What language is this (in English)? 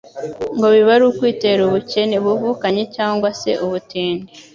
Kinyarwanda